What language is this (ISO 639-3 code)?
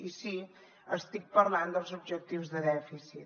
cat